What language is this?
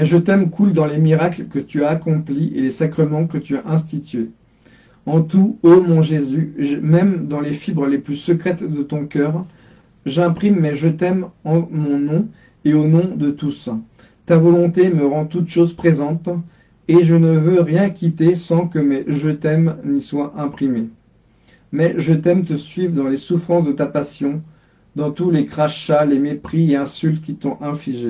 French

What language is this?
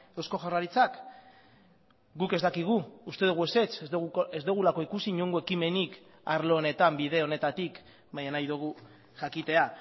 Basque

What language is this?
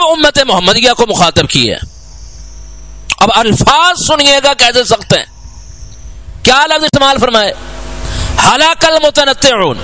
Arabic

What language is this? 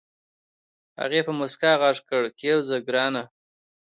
Pashto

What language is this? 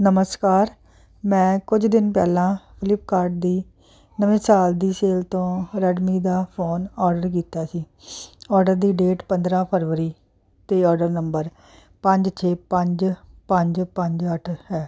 Punjabi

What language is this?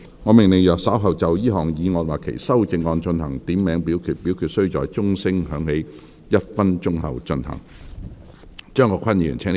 Cantonese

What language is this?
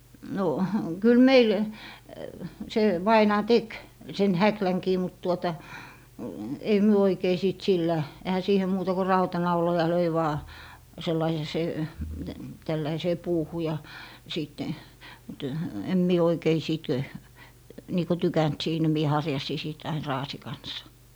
Finnish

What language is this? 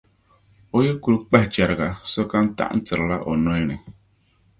Dagbani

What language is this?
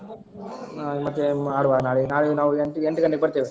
Kannada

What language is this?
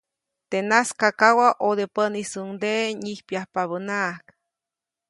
Copainalá Zoque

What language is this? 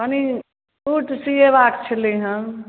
Maithili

